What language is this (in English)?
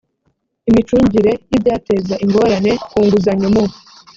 Kinyarwanda